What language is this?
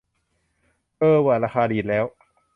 Thai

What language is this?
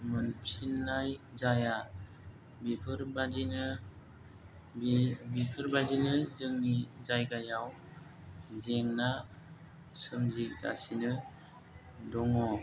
Bodo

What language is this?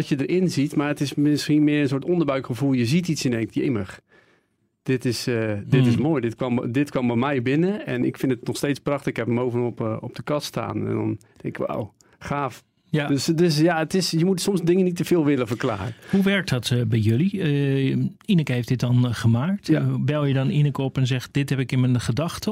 Dutch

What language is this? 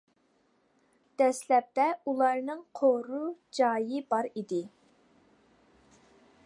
Uyghur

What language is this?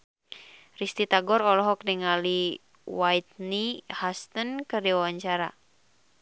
Sundanese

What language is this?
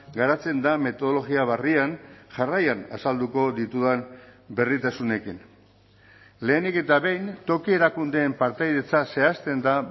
Basque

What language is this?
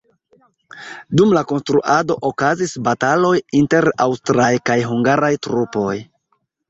Esperanto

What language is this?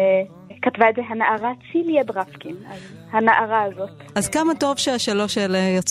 Hebrew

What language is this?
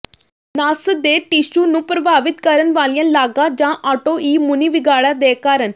Punjabi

